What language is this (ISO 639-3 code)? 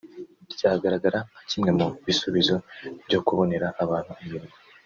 kin